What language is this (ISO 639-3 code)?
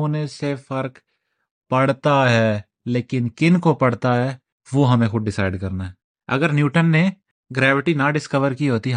urd